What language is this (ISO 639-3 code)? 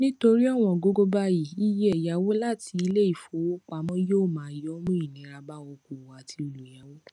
yor